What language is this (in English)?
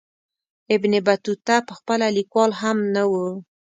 Pashto